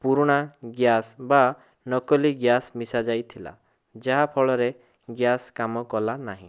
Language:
Odia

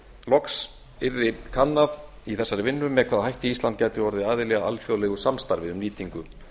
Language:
Icelandic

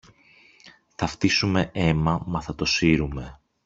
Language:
Greek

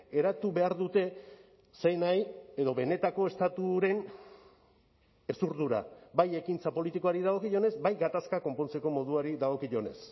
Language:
Basque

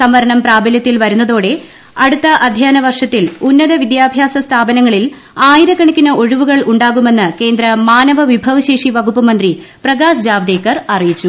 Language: Malayalam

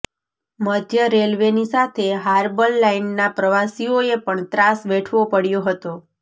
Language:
Gujarati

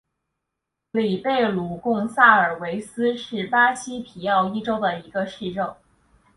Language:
Chinese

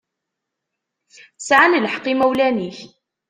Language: Kabyle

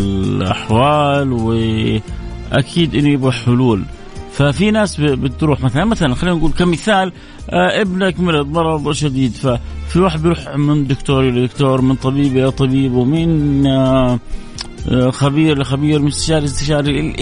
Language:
Arabic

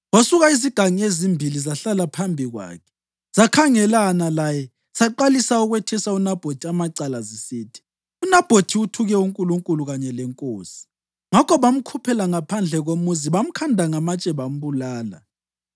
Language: North Ndebele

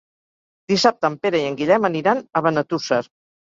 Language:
Catalan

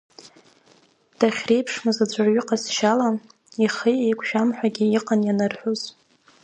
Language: Abkhazian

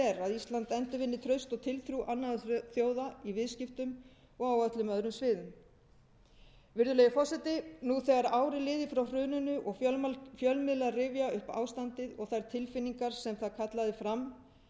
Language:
Icelandic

